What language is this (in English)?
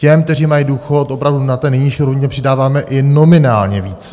Czech